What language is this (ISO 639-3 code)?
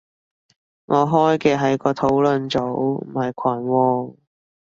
yue